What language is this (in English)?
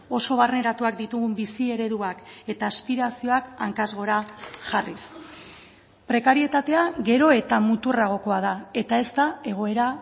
Basque